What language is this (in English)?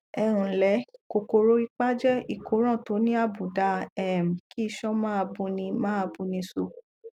Yoruba